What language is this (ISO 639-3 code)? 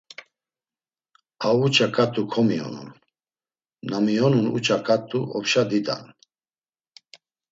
lzz